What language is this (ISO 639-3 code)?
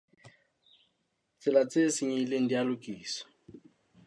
sot